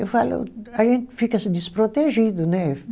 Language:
Portuguese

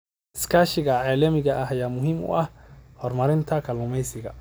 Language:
Somali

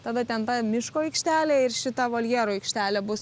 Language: Lithuanian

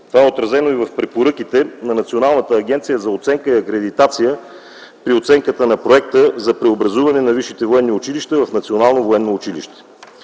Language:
Bulgarian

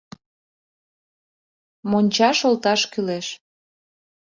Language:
Mari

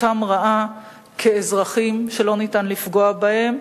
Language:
Hebrew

